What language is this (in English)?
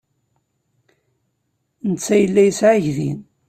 Kabyle